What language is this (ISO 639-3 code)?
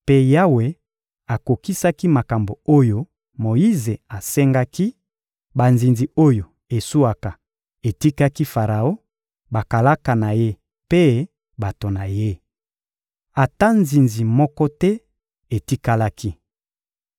lin